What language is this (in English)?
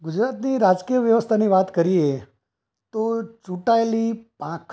Gujarati